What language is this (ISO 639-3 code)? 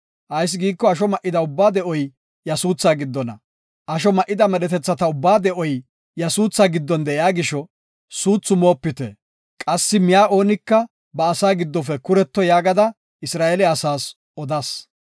gof